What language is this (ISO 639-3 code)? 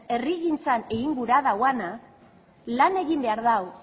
eus